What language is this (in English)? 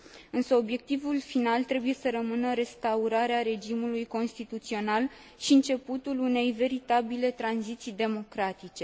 Romanian